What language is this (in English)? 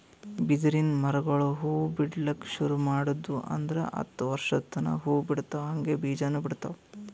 Kannada